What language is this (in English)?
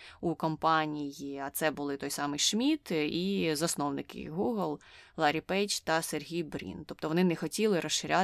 Ukrainian